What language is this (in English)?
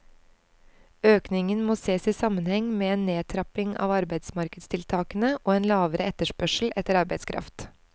Norwegian